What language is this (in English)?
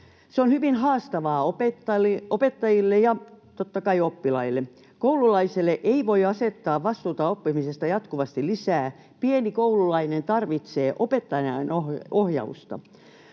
Finnish